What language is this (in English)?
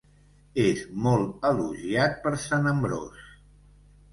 Catalan